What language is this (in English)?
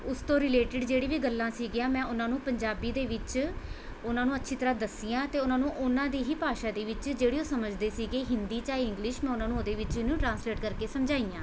Punjabi